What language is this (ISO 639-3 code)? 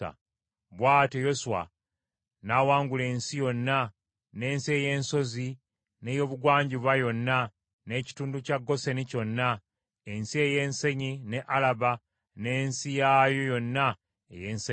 lug